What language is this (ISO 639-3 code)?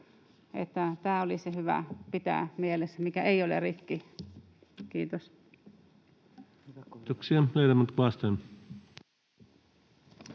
fin